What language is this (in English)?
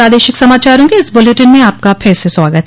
Hindi